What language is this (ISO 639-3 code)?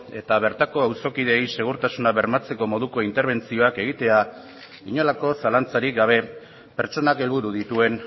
eus